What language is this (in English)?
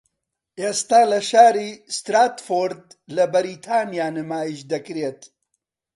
Central Kurdish